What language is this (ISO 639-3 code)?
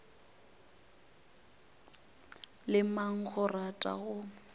nso